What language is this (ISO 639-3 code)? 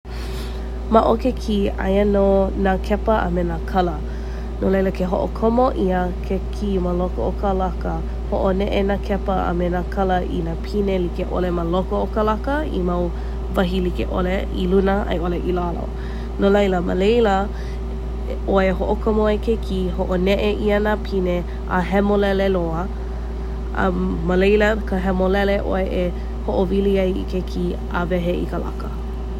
haw